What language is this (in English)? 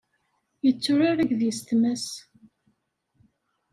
Kabyle